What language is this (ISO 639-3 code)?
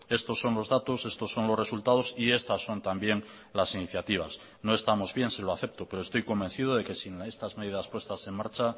spa